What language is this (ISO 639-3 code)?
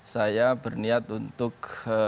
ind